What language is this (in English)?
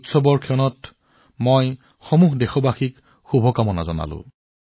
Assamese